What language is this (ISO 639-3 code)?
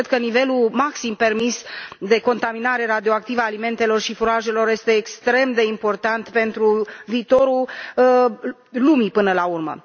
ron